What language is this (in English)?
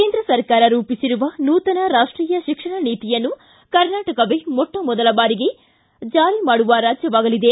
Kannada